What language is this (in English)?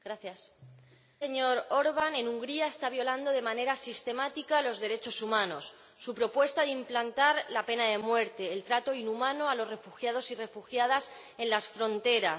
Spanish